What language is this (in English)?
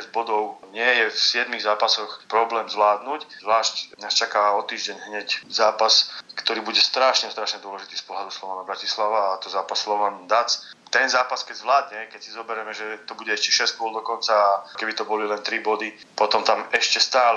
Slovak